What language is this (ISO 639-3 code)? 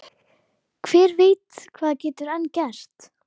isl